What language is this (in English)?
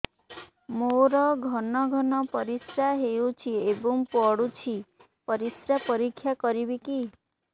Odia